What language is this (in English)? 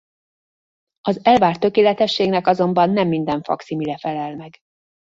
Hungarian